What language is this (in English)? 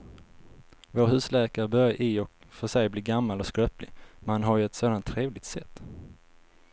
Swedish